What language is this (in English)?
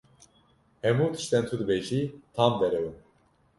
Kurdish